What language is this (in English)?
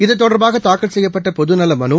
Tamil